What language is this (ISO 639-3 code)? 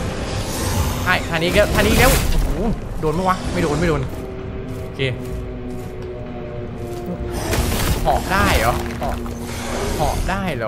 tha